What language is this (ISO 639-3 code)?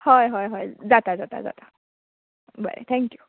kok